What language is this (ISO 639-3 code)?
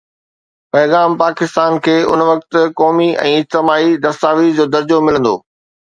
snd